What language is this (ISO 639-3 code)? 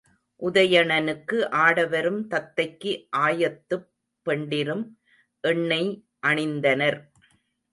tam